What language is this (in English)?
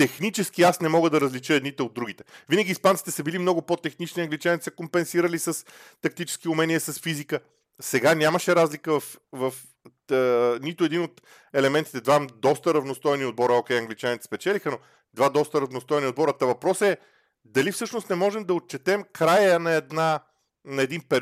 Bulgarian